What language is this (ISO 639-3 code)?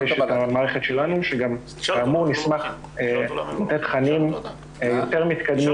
heb